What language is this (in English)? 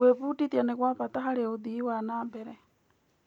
Kikuyu